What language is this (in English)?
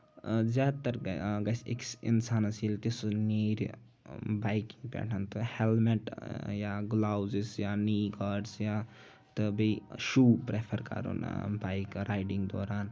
Kashmiri